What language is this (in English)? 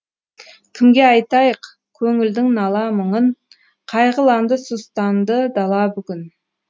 Kazakh